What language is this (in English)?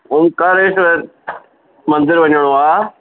Sindhi